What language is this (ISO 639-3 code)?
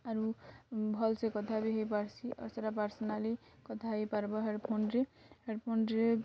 ori